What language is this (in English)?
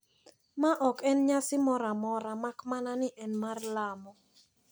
Luo (Kenya and Tanzania)